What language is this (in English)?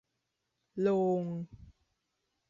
Thai